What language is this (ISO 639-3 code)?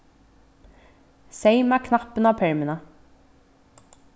fao